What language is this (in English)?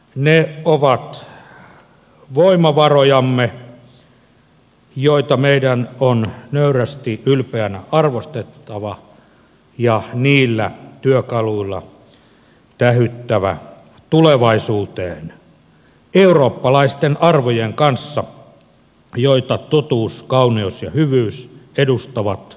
Finnish